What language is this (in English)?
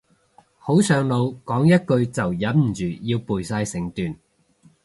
Cantonese